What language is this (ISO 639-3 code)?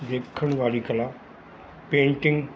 pan